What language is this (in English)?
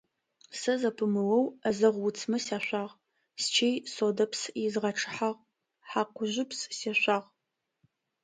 Adyghe